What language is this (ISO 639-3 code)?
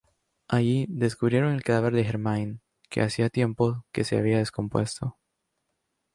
spa